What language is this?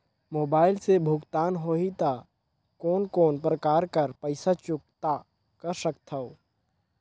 Chhattisgarhi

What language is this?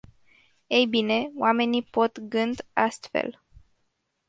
Romanian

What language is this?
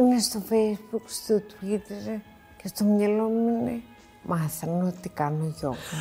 Greek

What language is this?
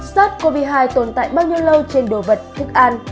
Vietnamese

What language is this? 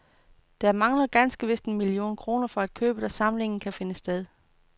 Danish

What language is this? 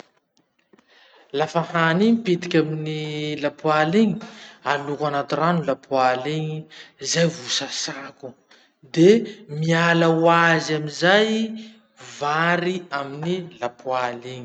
Masikoro Malagasy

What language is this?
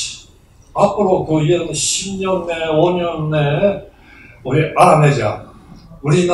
Korean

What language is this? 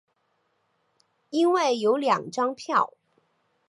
Chinese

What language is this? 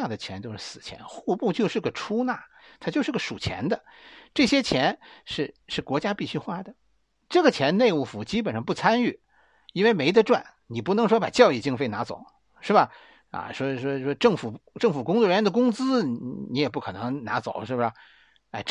Chinese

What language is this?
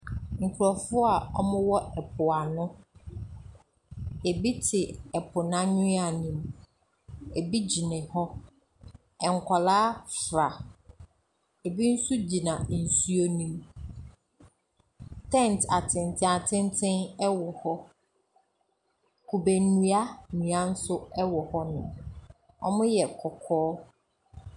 Akan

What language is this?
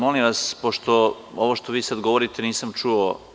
Serbian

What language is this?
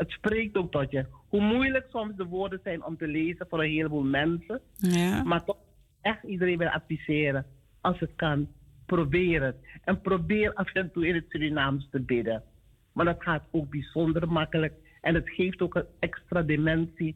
Dutch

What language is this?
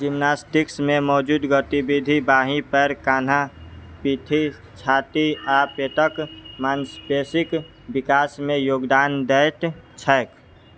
Maithili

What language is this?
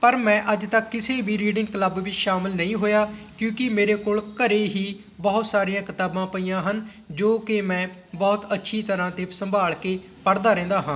Punjabi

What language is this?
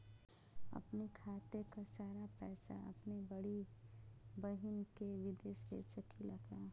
Bhojpuri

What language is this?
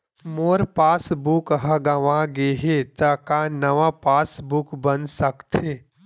Chhattisgarhi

